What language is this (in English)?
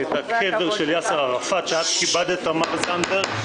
Hebrew